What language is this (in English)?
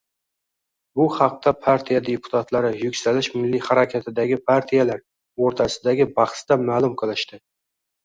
Uzbek